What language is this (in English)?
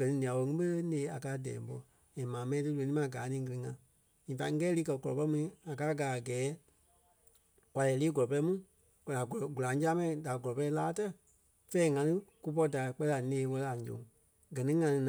Kpelle